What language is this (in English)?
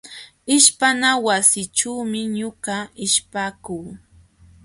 Jauja Wanca Quechua